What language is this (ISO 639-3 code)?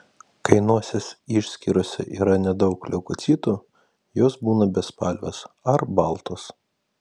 lit